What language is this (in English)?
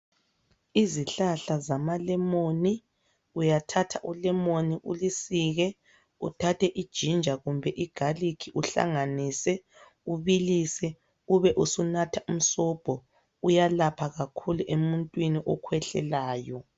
North Ndebele